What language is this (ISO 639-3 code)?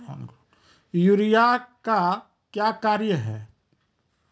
mai